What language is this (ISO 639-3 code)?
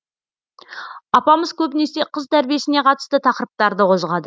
kaz